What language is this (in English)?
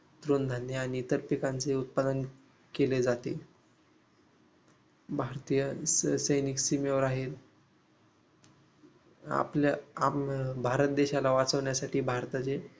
Marathi